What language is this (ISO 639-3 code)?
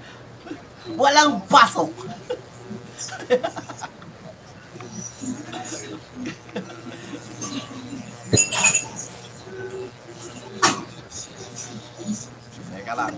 fil